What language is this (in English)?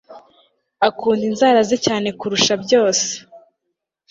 Kinyarwanda